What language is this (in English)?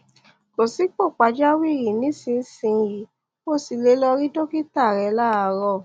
Yoruba